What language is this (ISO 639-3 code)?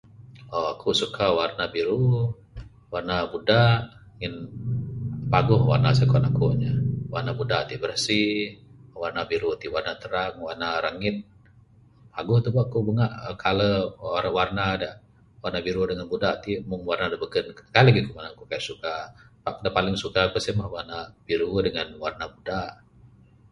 sdo